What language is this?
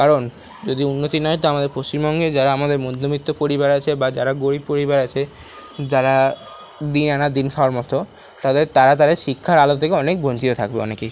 Bangla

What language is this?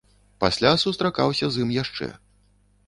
Belarusian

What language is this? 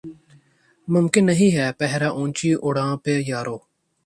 Urdu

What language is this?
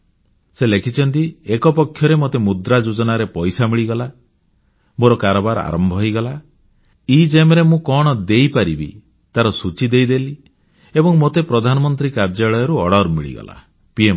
Odia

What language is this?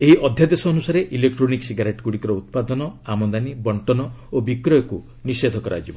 Odia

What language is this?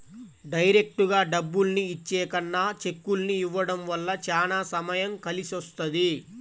Telugu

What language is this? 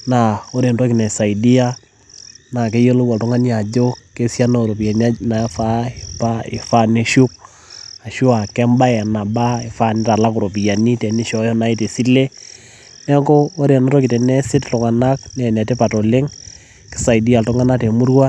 Masai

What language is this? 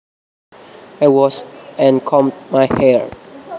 Javanese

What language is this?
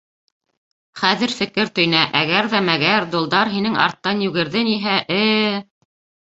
Bashkir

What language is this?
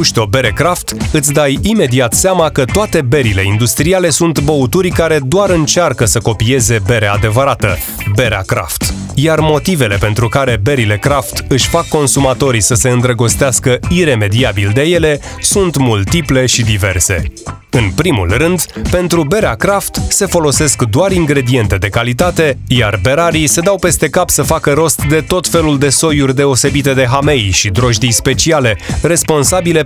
Romanian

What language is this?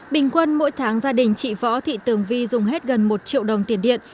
Vietnamese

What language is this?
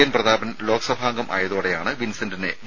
Malayalam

